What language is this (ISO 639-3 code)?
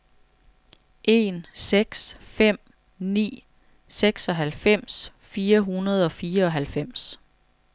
dan